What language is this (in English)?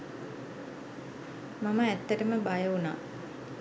Sinhala